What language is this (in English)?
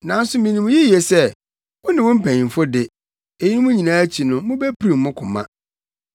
Akan